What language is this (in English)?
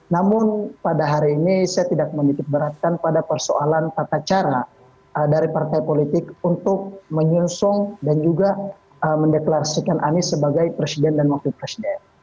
Indonesian